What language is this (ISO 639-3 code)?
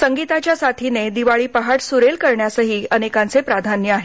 mar